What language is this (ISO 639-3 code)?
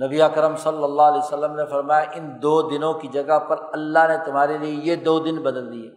urd